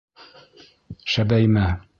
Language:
Bashkir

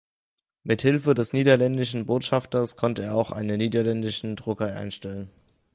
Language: German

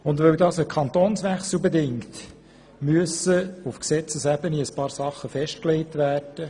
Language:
Swiss German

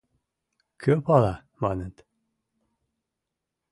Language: Mari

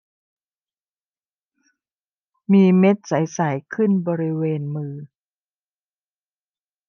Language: Thai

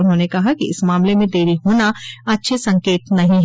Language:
Hindi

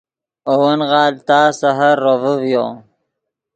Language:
Yidgha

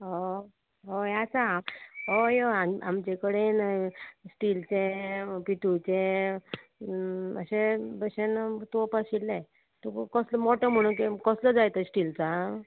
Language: Konkani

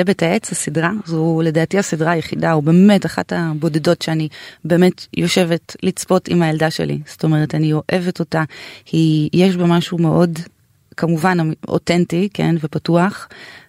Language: Hebrew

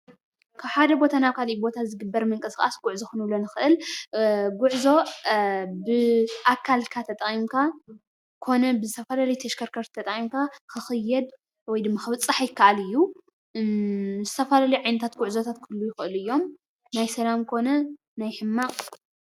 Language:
Tigrinya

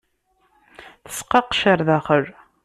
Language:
Kabyle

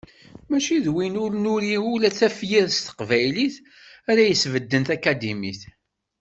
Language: Kabyle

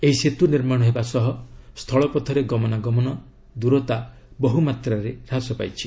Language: Odia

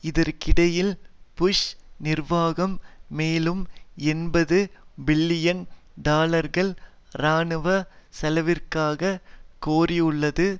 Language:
Tamil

